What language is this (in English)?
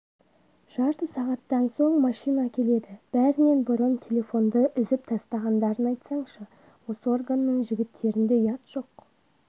Kazakh